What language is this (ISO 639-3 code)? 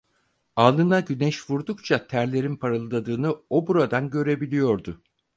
tur